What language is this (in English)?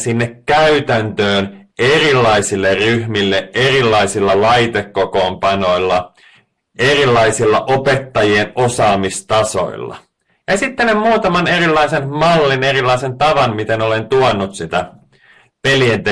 Finnish